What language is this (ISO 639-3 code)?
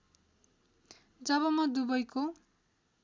nep